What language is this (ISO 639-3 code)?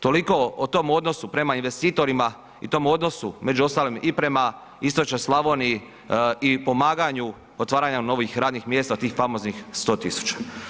hrv